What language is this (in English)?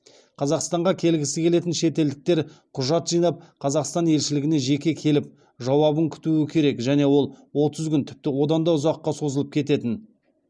Kazakh